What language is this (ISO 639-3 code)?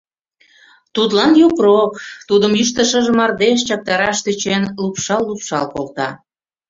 chm